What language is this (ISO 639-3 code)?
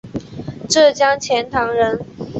zho